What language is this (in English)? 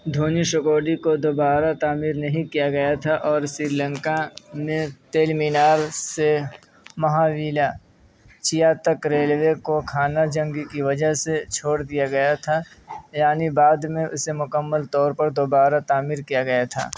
Urdu